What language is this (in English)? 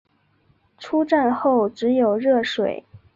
Chinese